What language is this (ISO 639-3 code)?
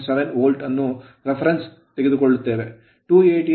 kan